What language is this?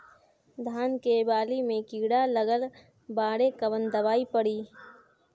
Bhojpuri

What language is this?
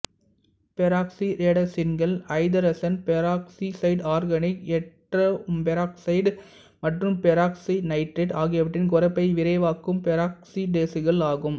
Tamil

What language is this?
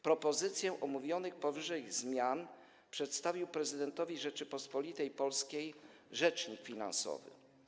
Polish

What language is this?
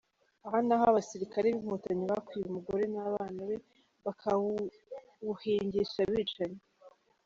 Kinyarwanda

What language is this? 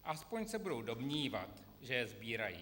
Czech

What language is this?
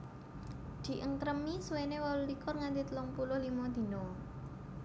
Javanese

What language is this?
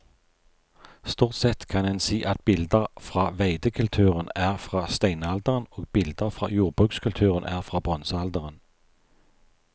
Norwegian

